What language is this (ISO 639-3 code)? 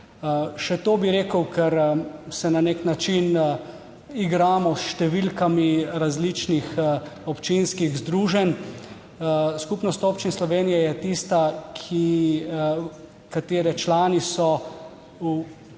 slv